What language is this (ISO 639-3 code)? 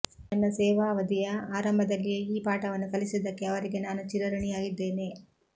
kan